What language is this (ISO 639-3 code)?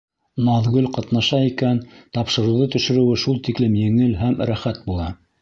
bak